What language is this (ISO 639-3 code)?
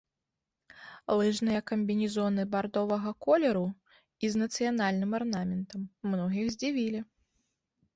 bel